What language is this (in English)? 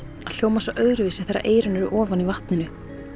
Icelandic